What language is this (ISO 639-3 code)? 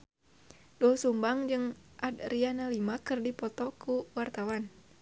sun